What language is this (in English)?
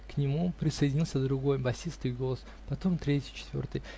Russian